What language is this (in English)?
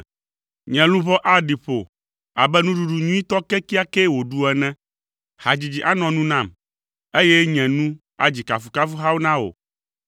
Ewe